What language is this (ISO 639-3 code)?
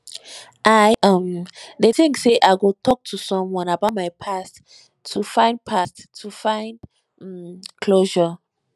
pcm